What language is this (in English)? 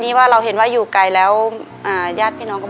Thai